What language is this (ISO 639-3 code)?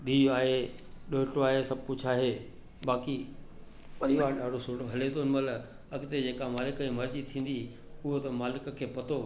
snd